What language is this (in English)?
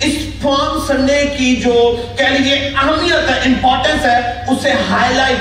Urdu